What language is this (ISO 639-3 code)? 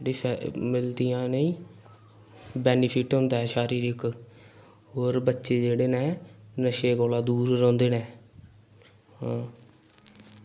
doi